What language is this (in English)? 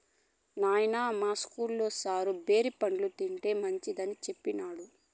Telugu